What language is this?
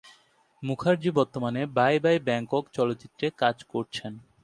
Bangla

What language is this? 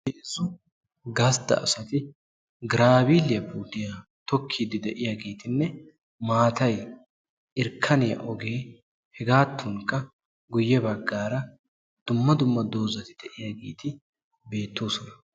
Wolaytta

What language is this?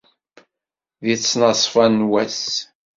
Kabyle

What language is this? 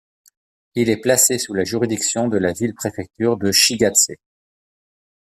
French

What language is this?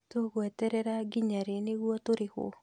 Kikuyu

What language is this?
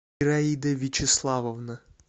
Russian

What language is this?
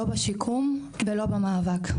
Hebrew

